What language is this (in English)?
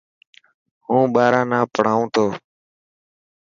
Dhatki